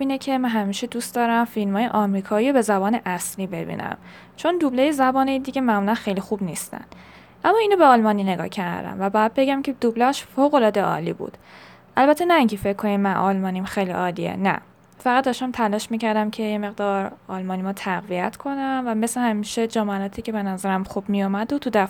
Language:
Persian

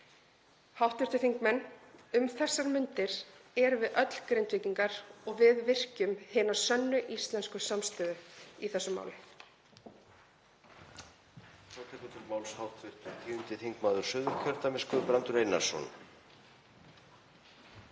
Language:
Icelandic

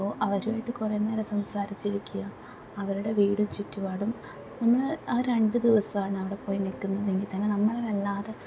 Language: Malayalam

